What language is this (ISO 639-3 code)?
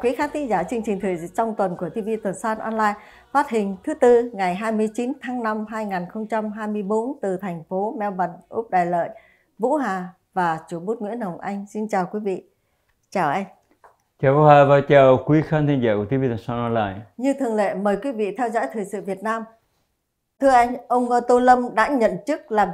vie